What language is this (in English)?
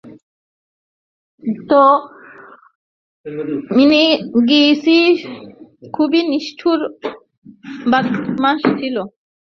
Bangla